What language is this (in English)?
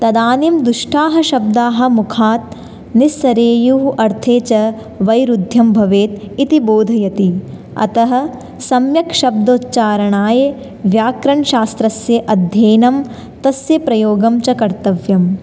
Sanskrit